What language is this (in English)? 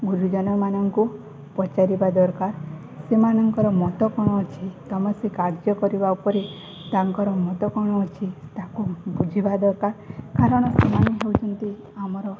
Odia